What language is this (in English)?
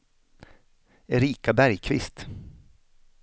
Swedish